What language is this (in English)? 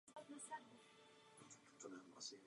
Czech